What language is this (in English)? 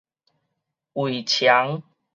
Min Nan Chinese